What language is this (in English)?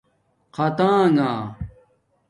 Domaaki